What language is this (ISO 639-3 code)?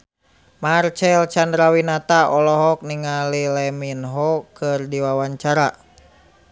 sun